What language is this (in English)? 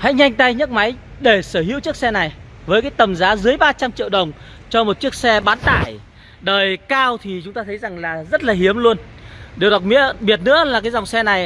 Vietnamese